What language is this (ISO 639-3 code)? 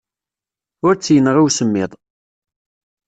kab